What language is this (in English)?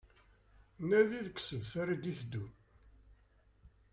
Kabyle